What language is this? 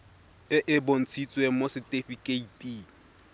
Tswana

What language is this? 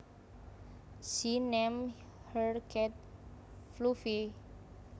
Javanese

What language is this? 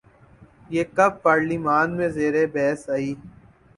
Urdu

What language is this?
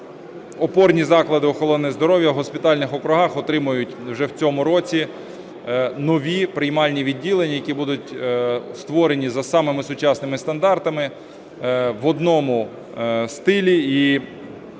Ukrainian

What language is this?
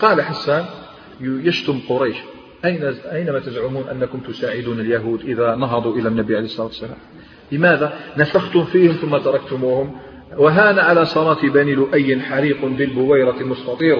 Arabic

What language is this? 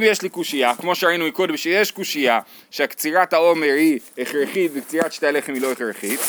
Hebrew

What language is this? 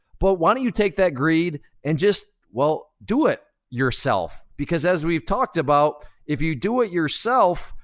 English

